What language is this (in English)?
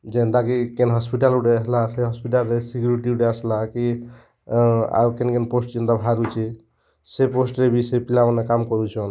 Odia